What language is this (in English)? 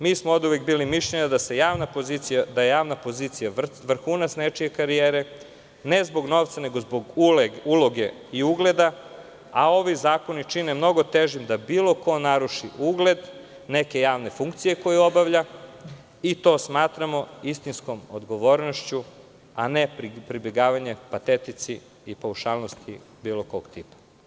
Serbian